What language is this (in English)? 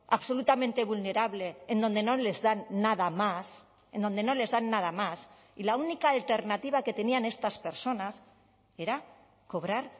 Spanish